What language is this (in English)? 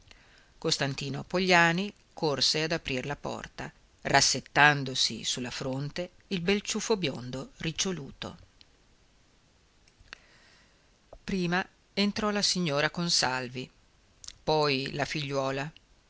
Italian